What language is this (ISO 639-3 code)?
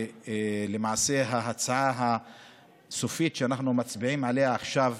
heb